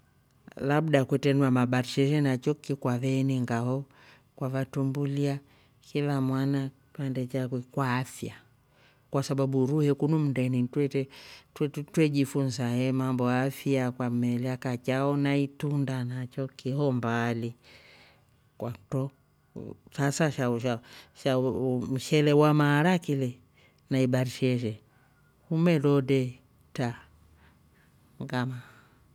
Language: Rombo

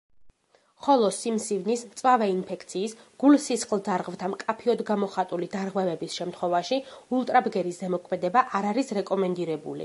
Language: Georgian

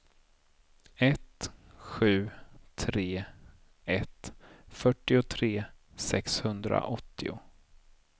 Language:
Swedish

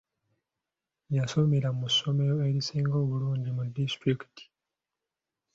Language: Ganda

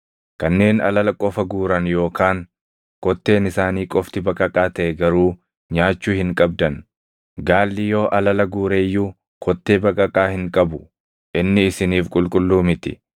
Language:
Oromo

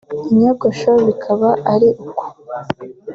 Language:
Kinyarwanda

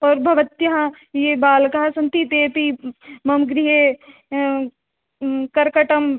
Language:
Sanskrit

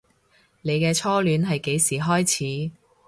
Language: Cantonese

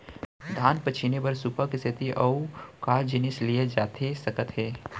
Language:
Chhattisgarhi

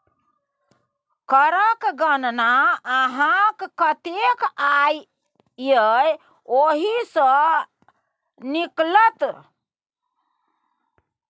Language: Maithili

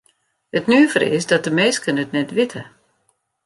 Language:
Western Frisian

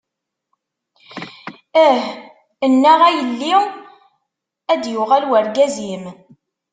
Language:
Kabyle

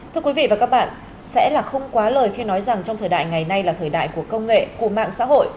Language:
Vietnamese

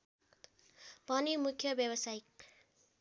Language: Nepali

